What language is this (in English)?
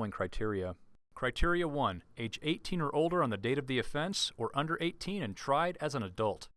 English